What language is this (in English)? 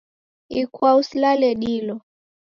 Taita